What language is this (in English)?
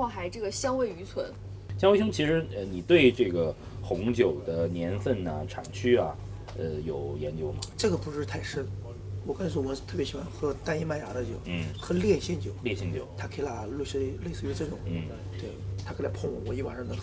Chinese